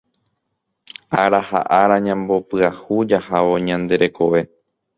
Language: Guarani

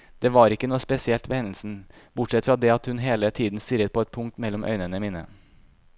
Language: Norwegian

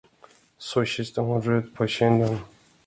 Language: Swedish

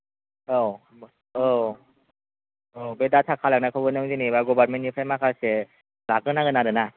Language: Bodo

